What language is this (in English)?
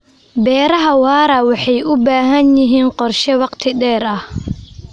Somali